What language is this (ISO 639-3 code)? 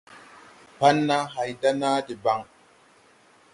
tui